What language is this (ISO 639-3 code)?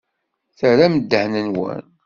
kab